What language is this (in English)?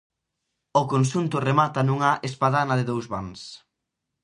Galician